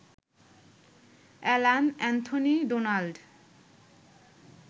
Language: Bangla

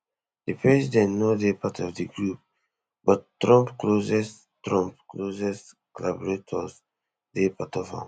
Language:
Nigerian Pidgin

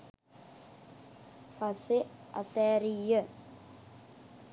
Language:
Sinhala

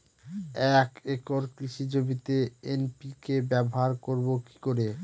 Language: Bangla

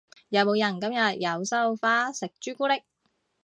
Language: Cantonese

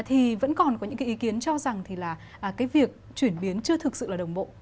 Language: Vietnamese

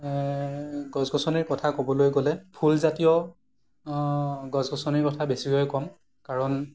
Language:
Assamese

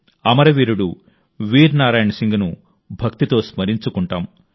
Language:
Telugu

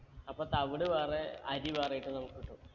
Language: Malayalam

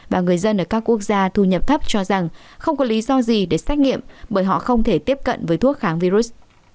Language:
Vietnamese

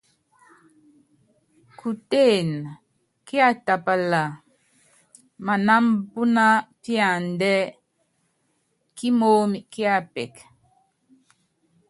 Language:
Yangben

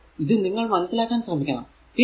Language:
Malayalam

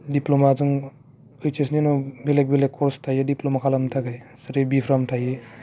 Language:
Bodo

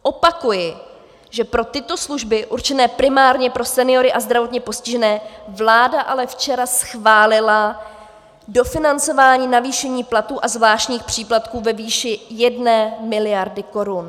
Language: Czech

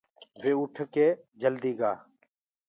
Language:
Gurgula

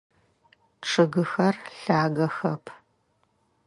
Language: Adyghe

